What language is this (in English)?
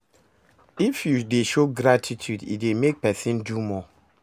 Nigerian Pidgin